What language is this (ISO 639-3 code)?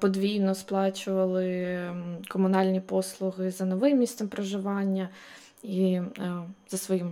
ukr